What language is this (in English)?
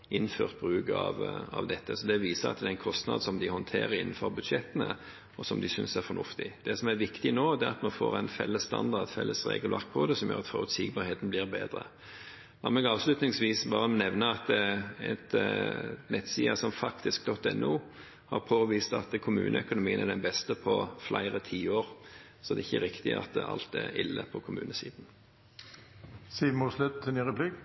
Norwegian Bokmål